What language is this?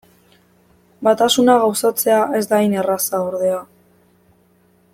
Basque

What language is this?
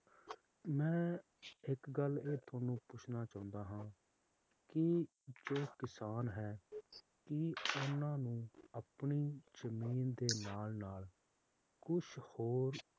Punjabi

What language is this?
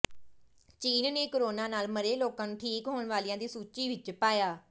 Punjabi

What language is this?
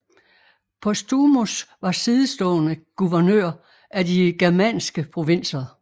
Danish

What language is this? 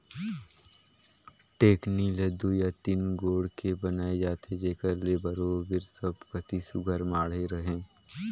Chhattisgarhi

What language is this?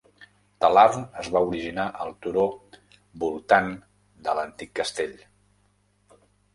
Catalan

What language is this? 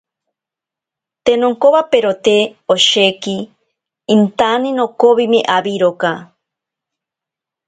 Ashéninka Perené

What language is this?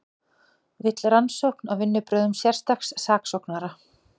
Icelandic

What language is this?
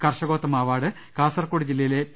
Malayalam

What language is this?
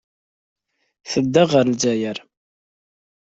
Kabyle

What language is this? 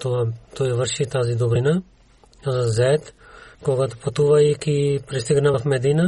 Bulgarian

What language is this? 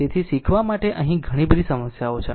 Gujarati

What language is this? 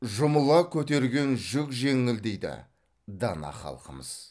Kazakh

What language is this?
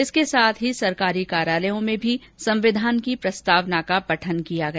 Hindi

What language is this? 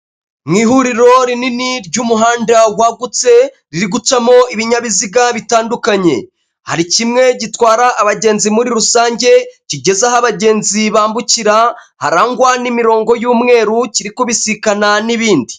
Kinyarwanda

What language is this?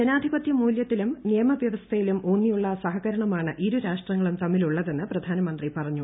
Malayalam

